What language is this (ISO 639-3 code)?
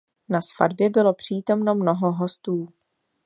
ces